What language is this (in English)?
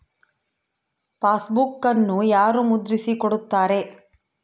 Kannada